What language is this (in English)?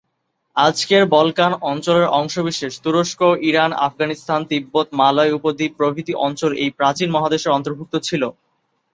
Bangla